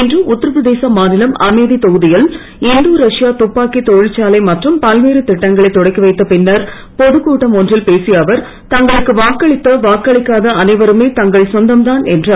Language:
Tamil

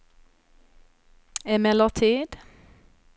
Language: Swedish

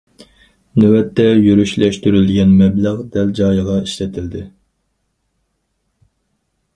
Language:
Uyghur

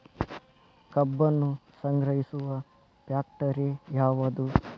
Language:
Kannada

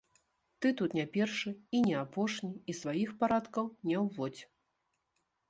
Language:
Belarusian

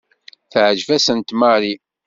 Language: Kabyle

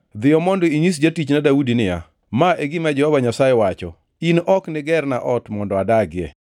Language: Luo (Kenya and Tanzania)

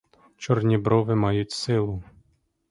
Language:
Ukrainian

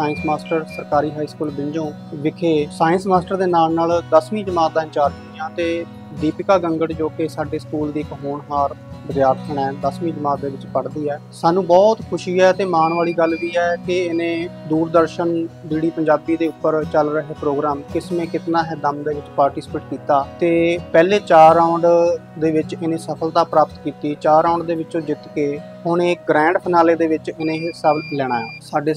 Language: Punjabi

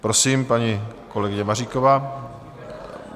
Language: Czech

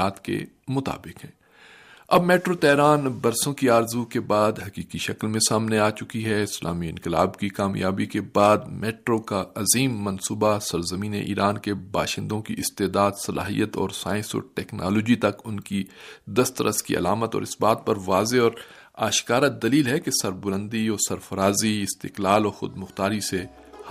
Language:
Urdu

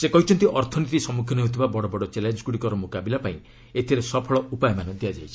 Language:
Odia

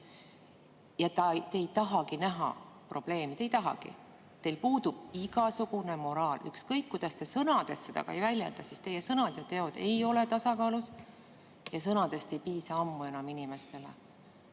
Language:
Estonian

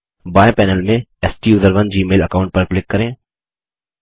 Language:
Hindi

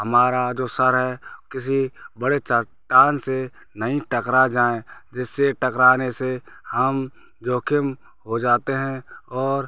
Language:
Hindi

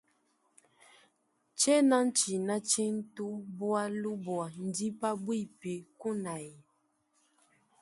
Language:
Luba-Lulua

